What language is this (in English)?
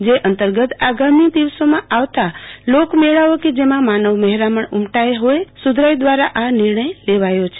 Gujarati